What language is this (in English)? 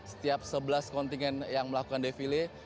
Indonesian